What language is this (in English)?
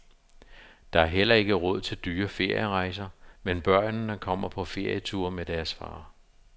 Danish